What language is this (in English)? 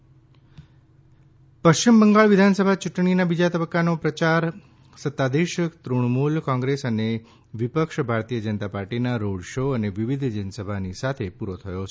Gujarati